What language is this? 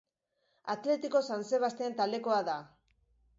Basque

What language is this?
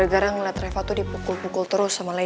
Indonesian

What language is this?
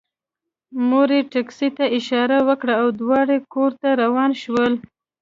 Pashto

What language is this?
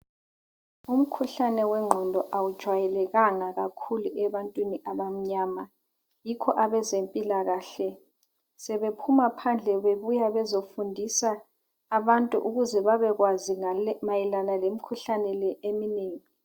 North Ndebele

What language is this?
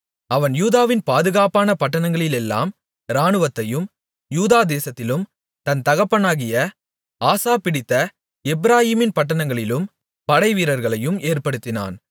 Tamil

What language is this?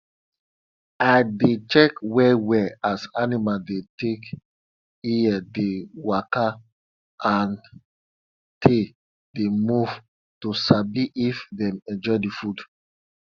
Nigerian Pidgin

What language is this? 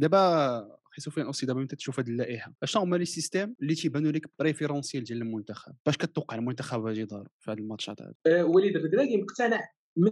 Arabic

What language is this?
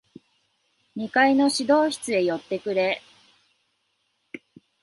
Japanese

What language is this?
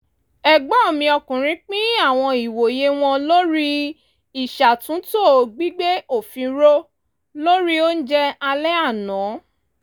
Yoruba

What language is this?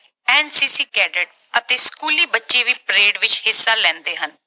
Punjabi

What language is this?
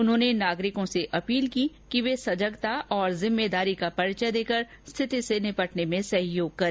Hindi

